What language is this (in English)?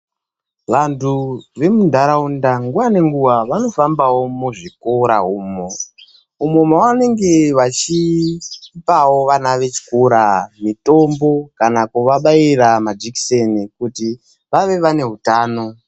Ndau